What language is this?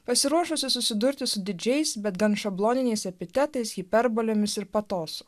Lithuanian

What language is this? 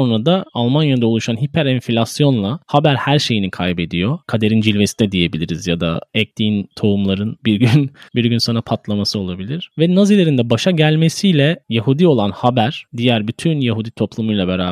Turkish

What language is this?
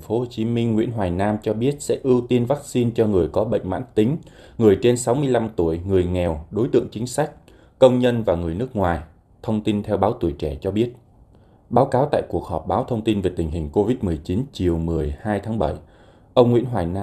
Vietnamese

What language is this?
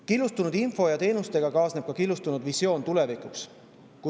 Estonian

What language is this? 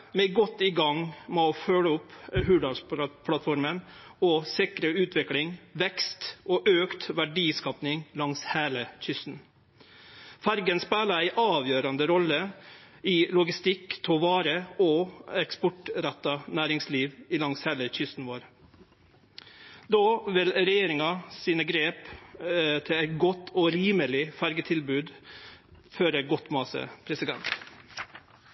Norwegian Nynorsk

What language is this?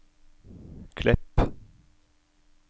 Norwegian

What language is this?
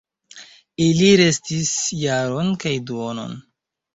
Esperanto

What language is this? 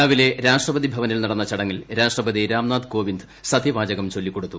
Malayalam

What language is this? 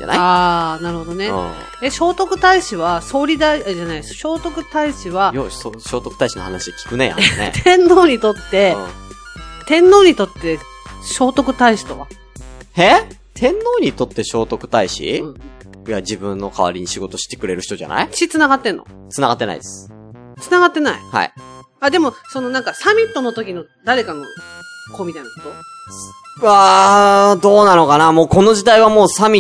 Japanese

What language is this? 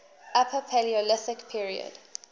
English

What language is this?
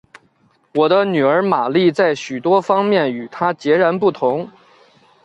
Chinese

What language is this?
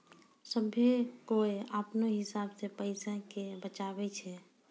Maithili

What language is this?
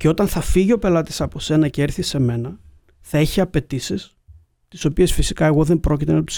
Greek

